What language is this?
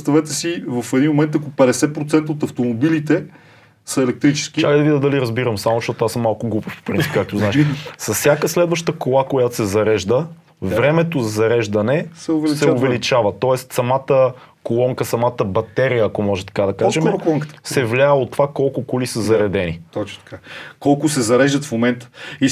Bulgarian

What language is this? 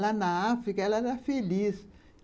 Portuguese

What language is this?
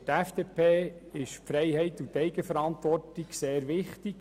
Swiss German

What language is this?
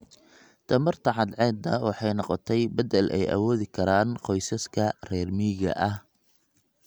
Somali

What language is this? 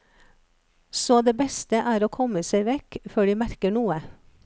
Norwegian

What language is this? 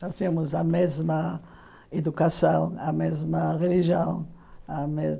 Portuguese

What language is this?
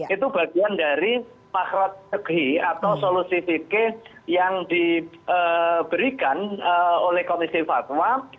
Indonesian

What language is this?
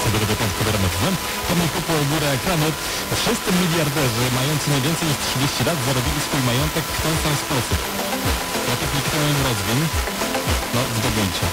Polish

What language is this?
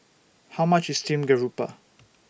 English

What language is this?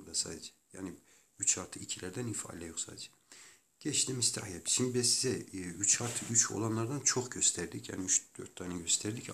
Turkish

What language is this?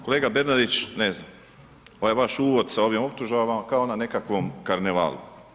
Croatian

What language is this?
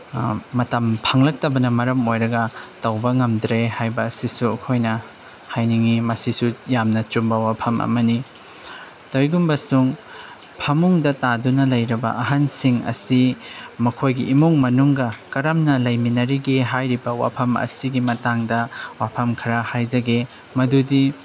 Manipuri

